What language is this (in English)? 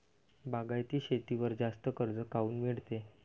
Marathi